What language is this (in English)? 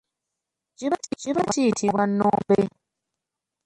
Ganda